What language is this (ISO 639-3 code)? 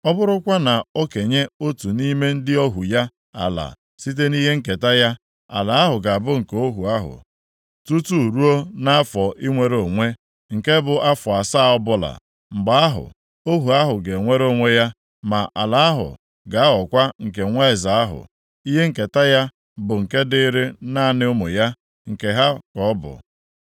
ibo